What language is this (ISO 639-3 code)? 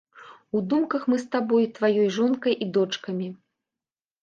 bel